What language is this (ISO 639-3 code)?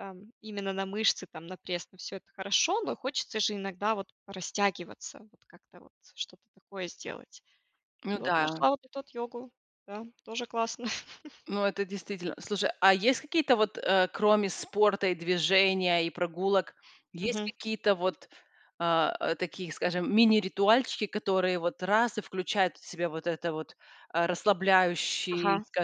rus